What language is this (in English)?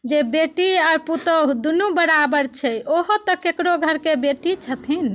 Maithili